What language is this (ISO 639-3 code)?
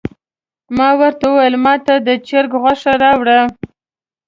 pus